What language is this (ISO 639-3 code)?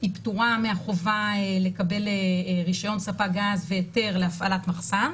heb